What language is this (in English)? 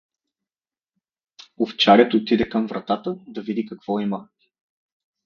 Bulgarian